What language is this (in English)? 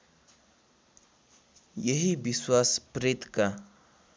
Nepali